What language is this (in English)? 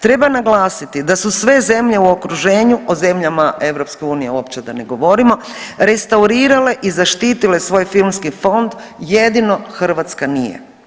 Croatian